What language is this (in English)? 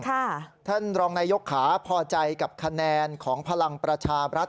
Thai